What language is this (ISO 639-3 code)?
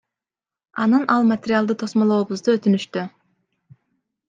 kir